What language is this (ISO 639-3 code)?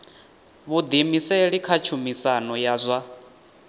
ven